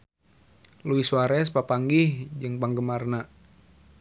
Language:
Sundanese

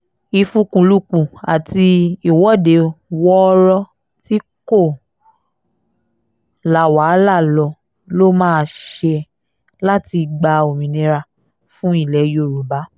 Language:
Yoruba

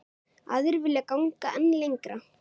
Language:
Icelandic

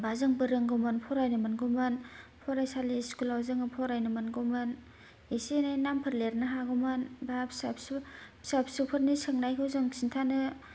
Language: Bodo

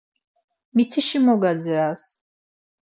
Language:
Laz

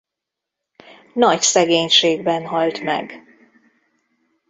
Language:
Hungarian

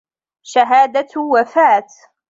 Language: Arabic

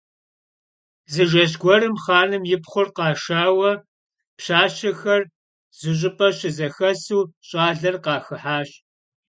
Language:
Kabardian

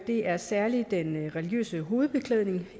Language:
Danish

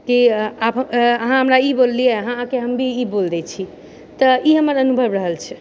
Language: Maithili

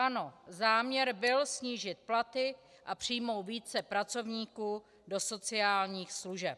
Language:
Czech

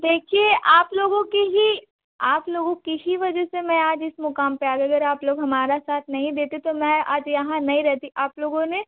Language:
Hindi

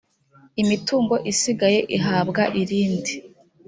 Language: Kinyarwanda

